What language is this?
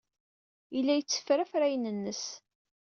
Kabyle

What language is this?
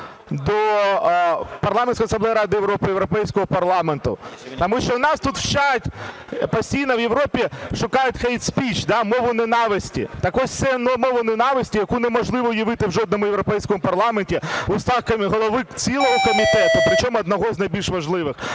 Ukrainian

